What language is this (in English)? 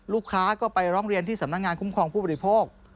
Thai